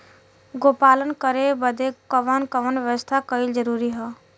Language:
Bhojpuri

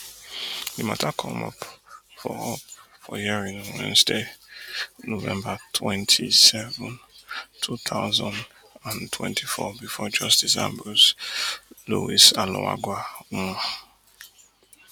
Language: Nigerian Pidgin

